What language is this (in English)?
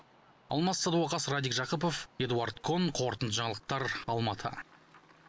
Kazakh